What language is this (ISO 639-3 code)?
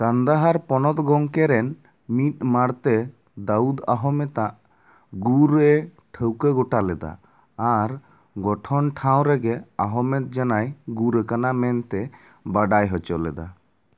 sat